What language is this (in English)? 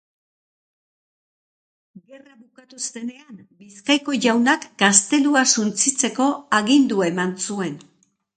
Basque